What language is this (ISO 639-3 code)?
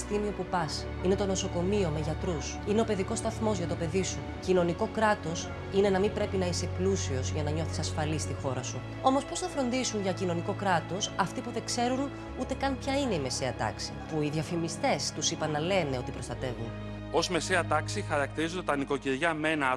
ell